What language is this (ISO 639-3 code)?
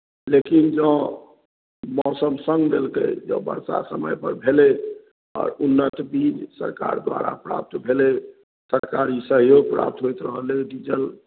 mai